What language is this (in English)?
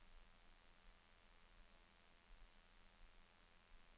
Norwegian